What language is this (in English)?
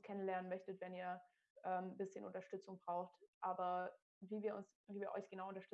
German